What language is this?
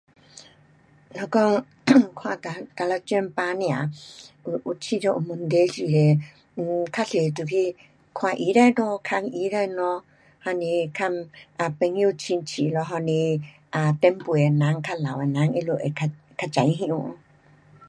Pu-Xian Chinese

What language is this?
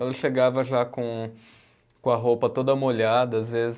Portuguese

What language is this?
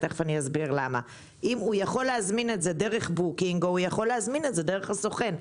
Hebrew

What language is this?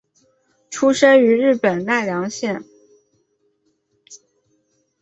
Chinese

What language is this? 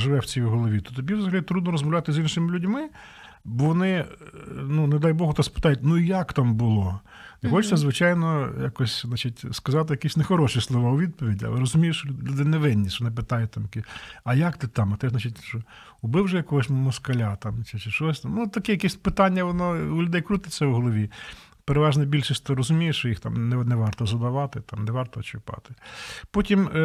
Ukrainian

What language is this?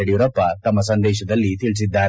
Kannada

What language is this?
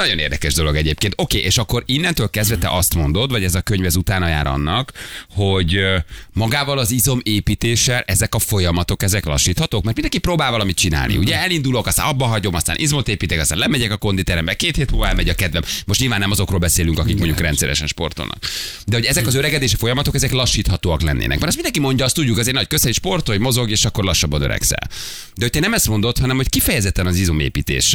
Hungarian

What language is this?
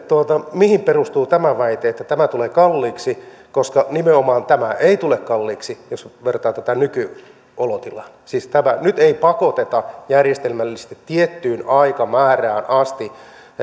Finnish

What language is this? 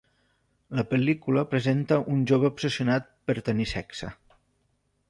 Catalan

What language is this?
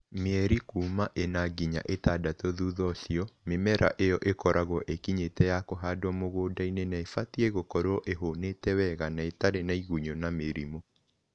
Kikuyu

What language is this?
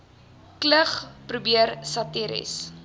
Afrikaans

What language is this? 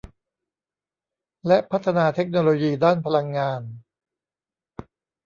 Thai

